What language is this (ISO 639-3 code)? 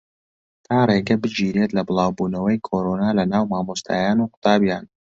ckb